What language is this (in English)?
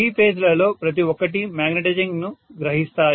Telugu